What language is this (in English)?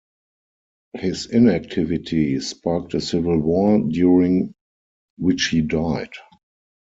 English